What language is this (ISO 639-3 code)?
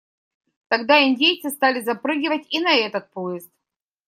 rus